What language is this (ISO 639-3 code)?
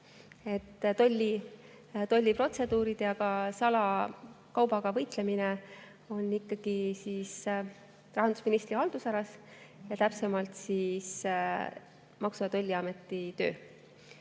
est